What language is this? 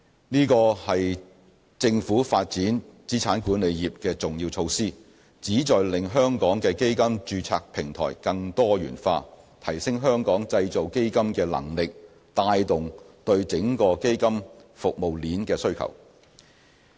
Cantonese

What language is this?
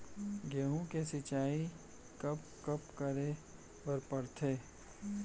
Chhattisgarhi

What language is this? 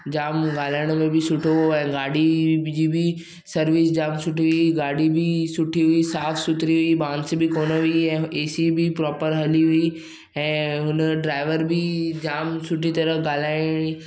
Sindhi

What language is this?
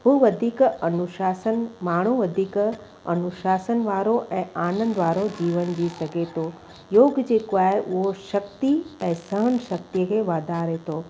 Sindhi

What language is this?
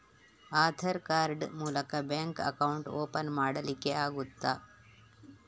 Kannada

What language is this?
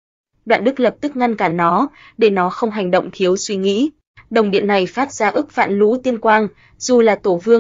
Vietnamese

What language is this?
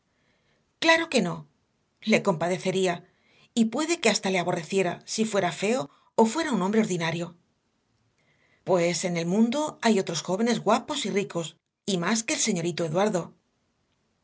Spanish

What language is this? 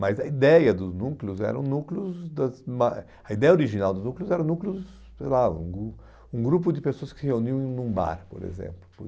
Portuguese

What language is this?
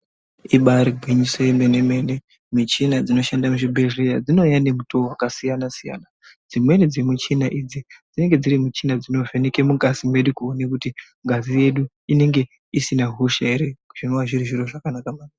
Ndau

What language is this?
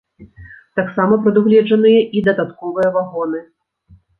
Belarusian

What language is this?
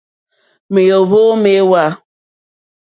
Mokpwe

